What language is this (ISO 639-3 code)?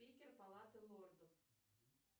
rus